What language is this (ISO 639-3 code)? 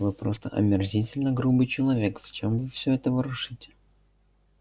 rus